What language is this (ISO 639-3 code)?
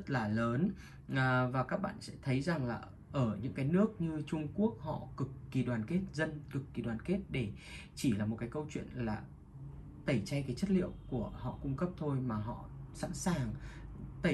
vie